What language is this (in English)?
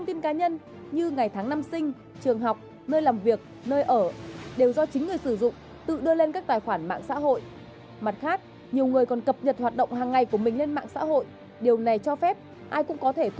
Vietnamese